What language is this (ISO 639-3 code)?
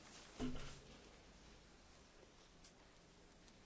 ron